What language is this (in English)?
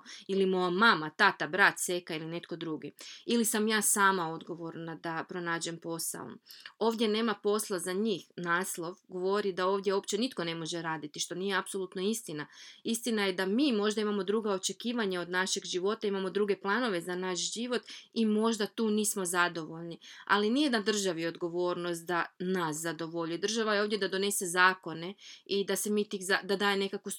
Croatian